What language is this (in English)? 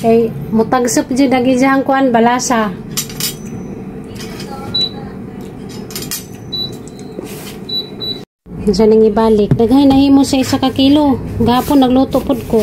Filipino